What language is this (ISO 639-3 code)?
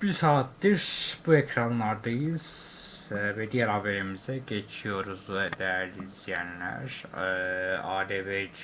tur